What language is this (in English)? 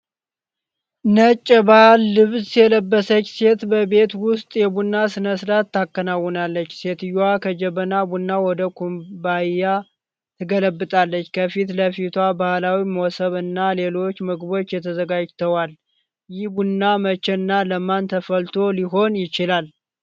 Amharic